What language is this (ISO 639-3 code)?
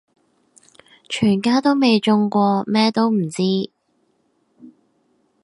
yue